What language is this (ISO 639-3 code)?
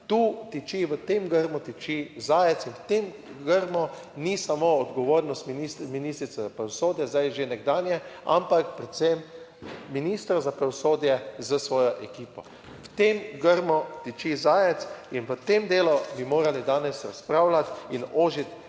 slv